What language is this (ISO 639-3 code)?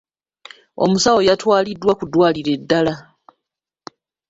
lug